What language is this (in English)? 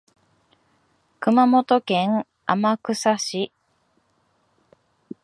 Japanese